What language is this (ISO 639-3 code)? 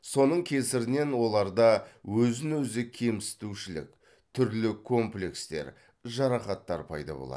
kaz